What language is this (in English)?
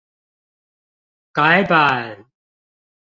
Chinese